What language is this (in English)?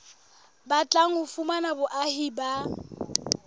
Southern Sotho